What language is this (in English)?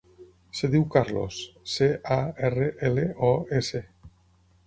Catalan